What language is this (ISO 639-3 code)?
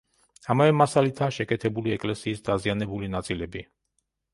kat